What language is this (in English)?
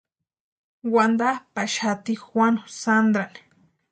Western Highland Purepecha